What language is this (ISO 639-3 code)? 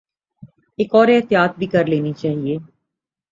urd